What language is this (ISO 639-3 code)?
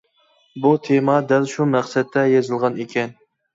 uig